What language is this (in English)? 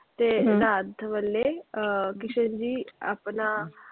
Punjabi